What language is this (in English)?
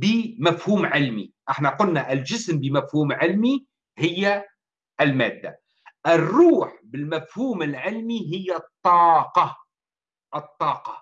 Arabic